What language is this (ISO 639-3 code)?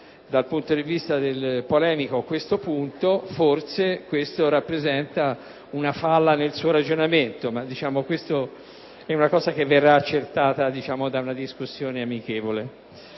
ita